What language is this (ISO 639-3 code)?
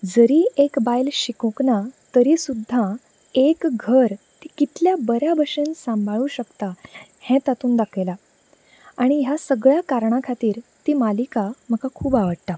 kok